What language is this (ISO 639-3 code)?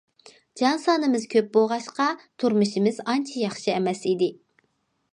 uig